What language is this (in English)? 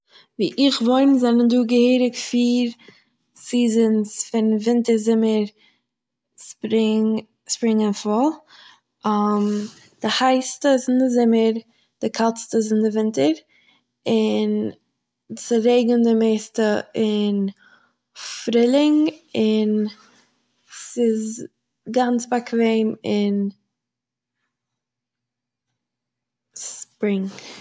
Yiddish